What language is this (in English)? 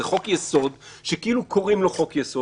Hebrew